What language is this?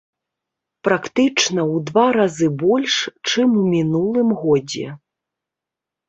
Belarusian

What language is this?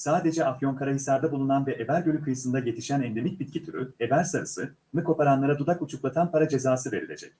Turkish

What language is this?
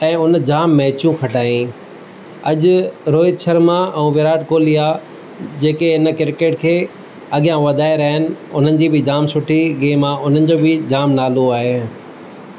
Sindhi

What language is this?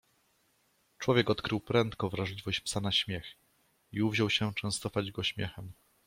Polish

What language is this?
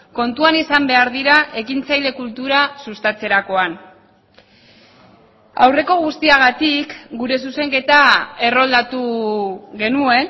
Basque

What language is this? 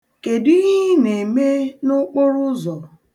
Igbo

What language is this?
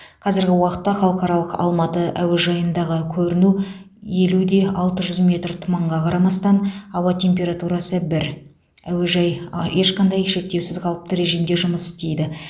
Kazakh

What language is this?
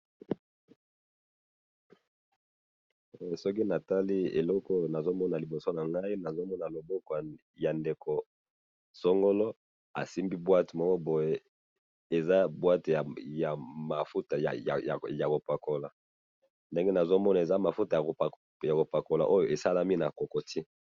Lingala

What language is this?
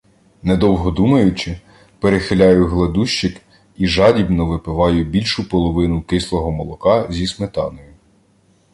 Ukrainian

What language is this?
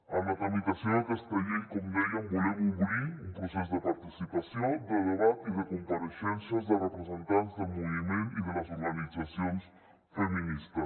Catalan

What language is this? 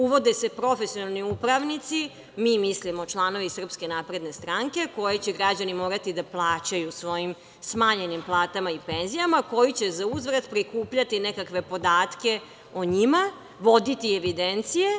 Serbian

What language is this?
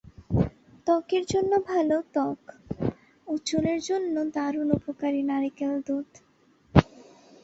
Bangla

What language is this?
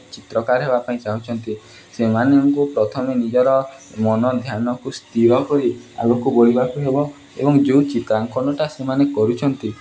Odia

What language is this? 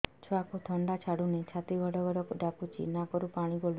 Odia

